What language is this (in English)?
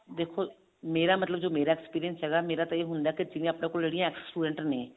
Punjabi